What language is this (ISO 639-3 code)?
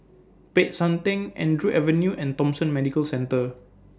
eng